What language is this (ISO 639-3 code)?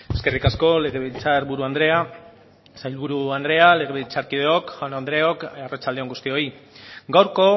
eus